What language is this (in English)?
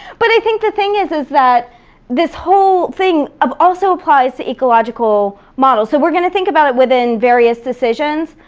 English